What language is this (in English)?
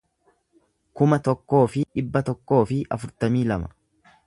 Oromo